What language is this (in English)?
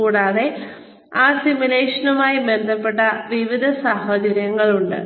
Malayalam